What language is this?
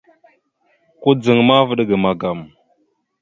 Mada (Cameroon)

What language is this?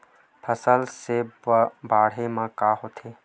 Chhattisgarhi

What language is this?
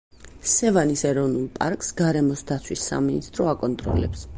Georgian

